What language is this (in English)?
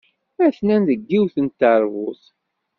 Kabyle